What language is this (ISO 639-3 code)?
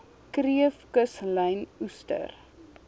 afr